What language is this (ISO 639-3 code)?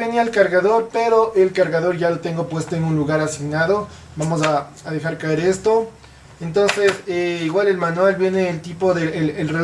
spa